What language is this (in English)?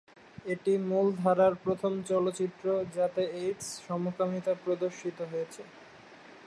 Bangla